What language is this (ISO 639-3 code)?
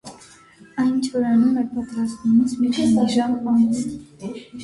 hye